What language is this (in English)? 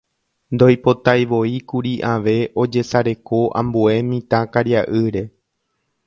Guarani